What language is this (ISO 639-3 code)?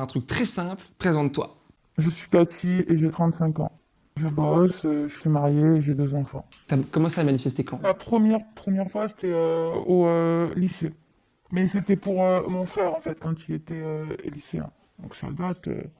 fra